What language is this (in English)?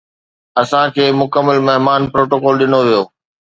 Sindhi